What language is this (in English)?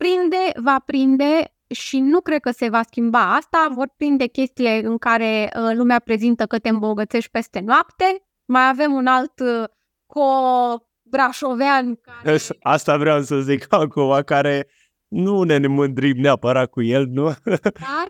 Romanian